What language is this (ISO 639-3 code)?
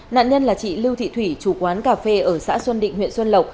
vie